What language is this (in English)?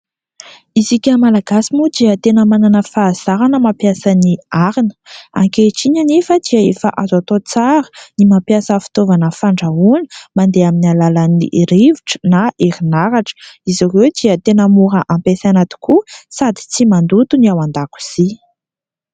Malagasy